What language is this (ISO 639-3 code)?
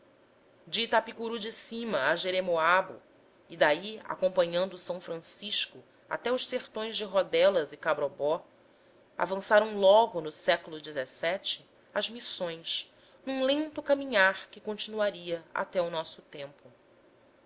por